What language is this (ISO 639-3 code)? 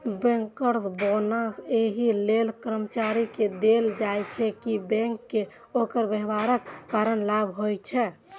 mai